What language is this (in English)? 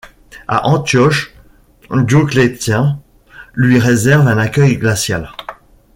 French